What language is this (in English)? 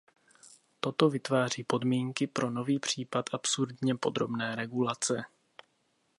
Czech